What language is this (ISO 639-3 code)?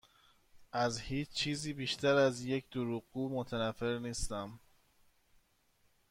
fas